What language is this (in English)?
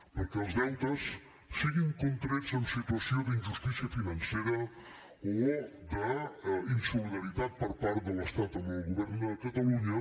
Catalan